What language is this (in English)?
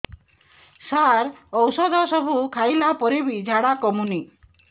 Odia